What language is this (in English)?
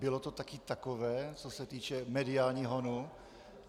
Czech